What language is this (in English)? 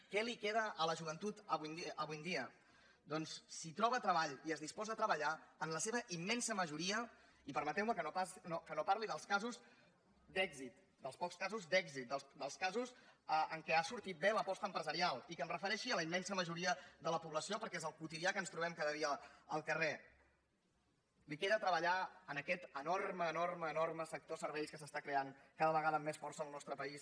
Catalan